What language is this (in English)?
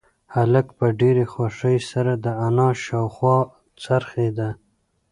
Pashto